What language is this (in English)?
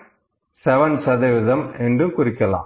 Tamil